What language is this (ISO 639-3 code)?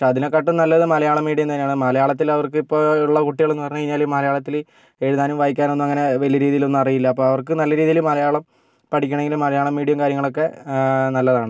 mal